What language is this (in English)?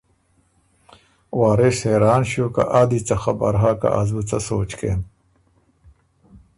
Ormuri